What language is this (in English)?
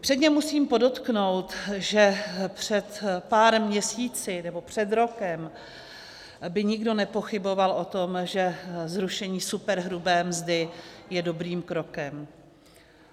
Czech